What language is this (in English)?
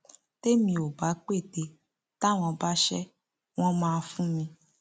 Yoruba